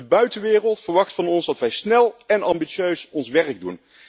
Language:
Dutch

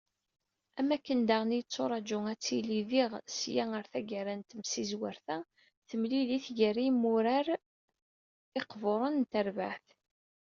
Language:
Kabyle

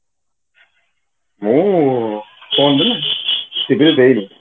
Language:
Odia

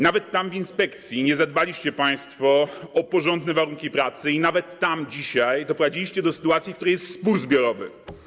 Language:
Polish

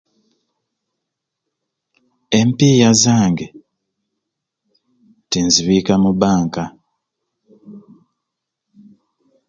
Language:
Ruuli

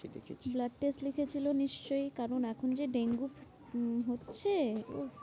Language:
Bangla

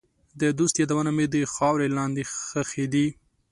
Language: Pashto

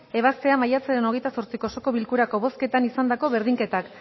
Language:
Basque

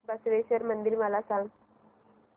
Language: Marathi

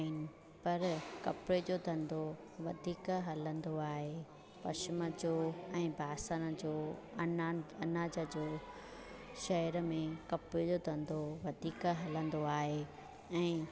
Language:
Sindhi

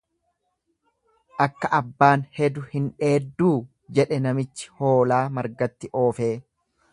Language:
Oromo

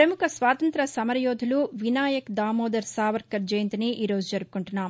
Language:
Telugu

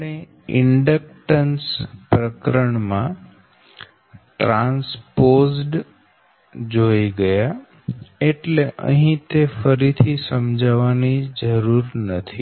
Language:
Gujarati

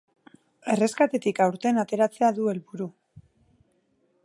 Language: Basque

